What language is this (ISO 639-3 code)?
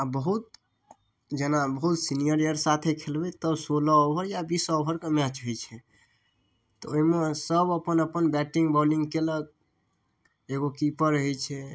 mai